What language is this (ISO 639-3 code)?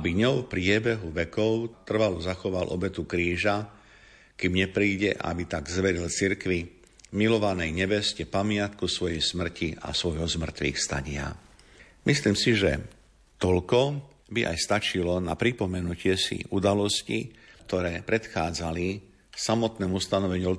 slk